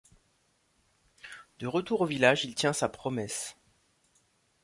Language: French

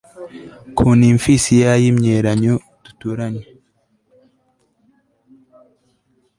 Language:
Kinyarwanda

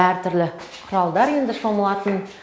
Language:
Kazakh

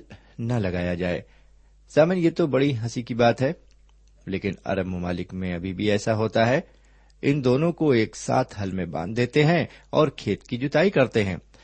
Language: Urdu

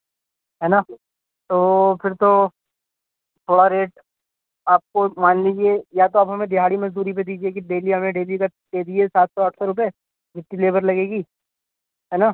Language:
Urdu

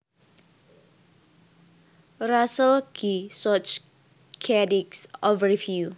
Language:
Javanese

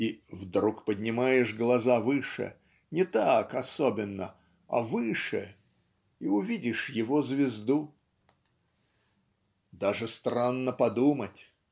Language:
Russian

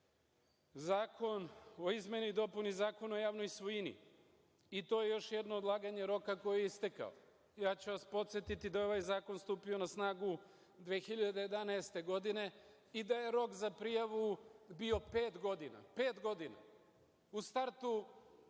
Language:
Serbian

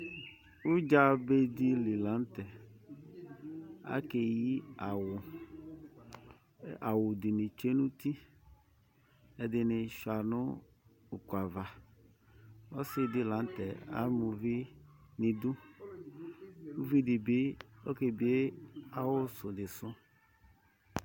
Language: Ikposo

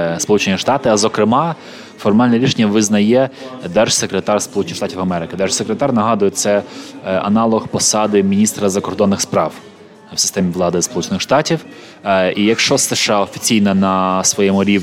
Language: Ukrainian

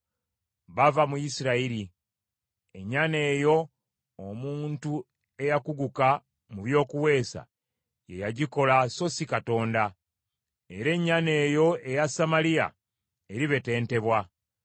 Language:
Ganda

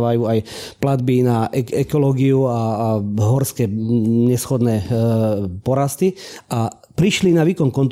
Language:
Slovak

